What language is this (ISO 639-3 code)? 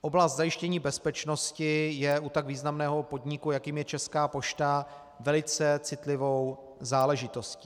ces